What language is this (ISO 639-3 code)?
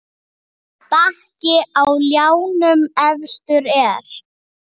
isl